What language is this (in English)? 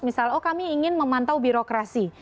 Indonesian